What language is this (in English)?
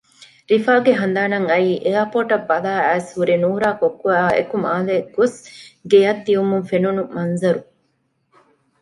Divehi